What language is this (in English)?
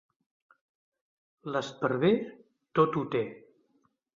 Catalan